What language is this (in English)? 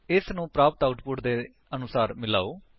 Punjabi